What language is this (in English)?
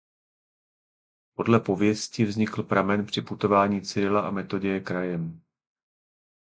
Czech